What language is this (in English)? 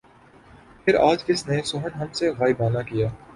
Urdu